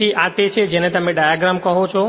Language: Gujarati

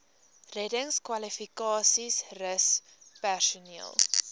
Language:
Afrikaans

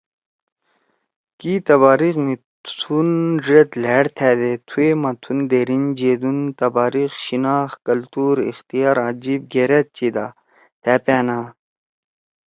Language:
Torwali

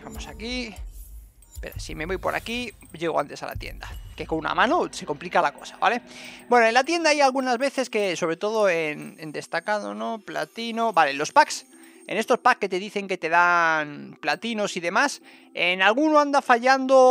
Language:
Spanish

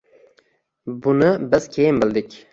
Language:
Uzbek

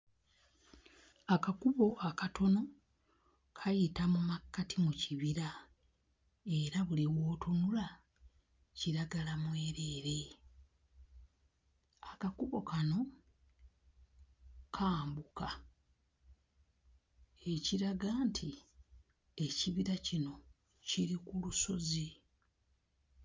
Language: Ganda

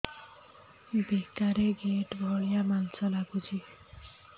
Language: Odia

